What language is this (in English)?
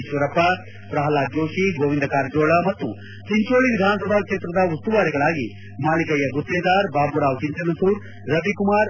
Kannada